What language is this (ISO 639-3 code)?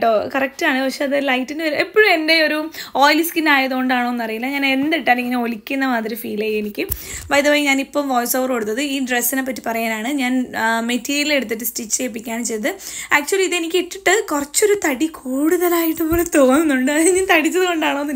mal